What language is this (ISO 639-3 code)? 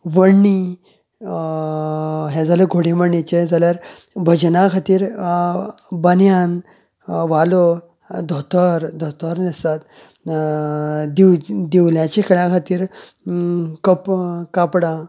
kok